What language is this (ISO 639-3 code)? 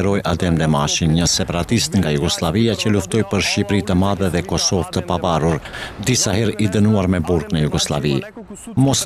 ron